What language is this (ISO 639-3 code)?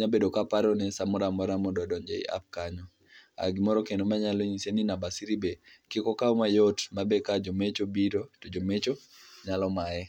luo